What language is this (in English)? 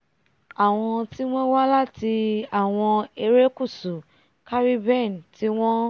Yoruba